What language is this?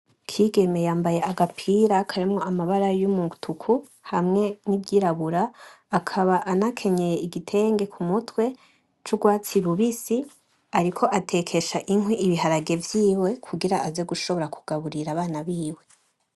Rundi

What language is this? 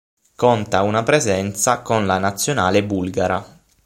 Italian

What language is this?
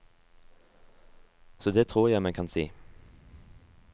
Norwegian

